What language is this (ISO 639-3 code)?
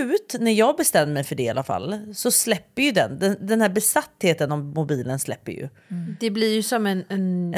swe